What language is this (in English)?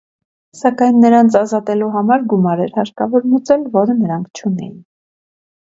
Armenian